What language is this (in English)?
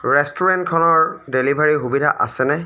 Assamese